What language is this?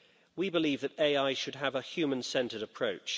English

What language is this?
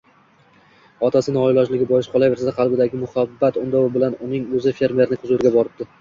Uzbek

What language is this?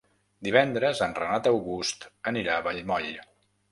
Catalan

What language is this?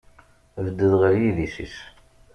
Kabyle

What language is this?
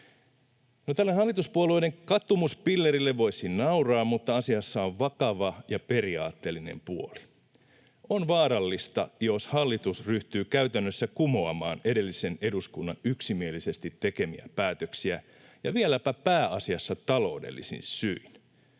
Finnish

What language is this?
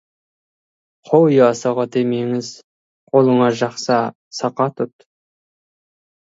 Kazakh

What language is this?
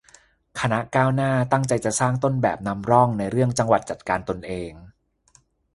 Thai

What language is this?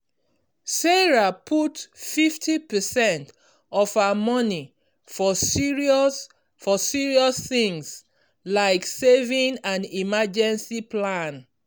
Nigerian Pidgin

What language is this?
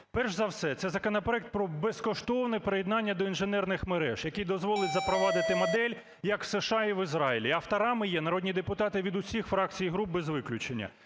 Ukrainian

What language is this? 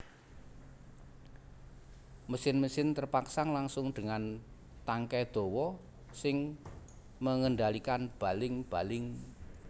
Javanese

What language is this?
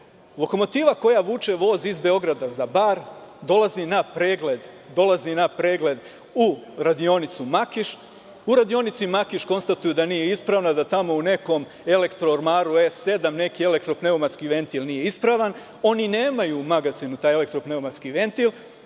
Serbian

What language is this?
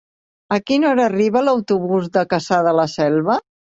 Catalan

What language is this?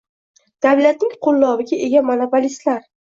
Uzbek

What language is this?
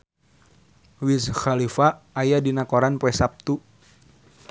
Sundanese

